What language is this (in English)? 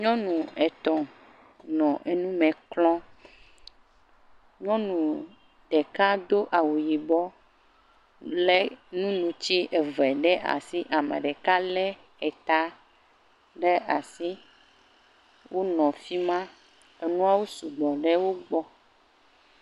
Ewe